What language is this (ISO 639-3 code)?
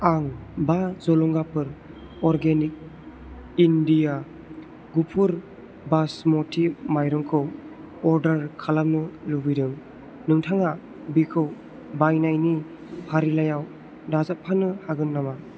brx